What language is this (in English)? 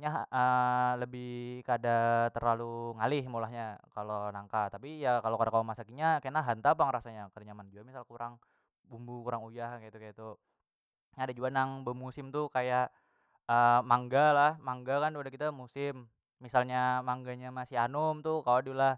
Banjar